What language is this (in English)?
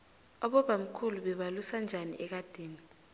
South Ndebele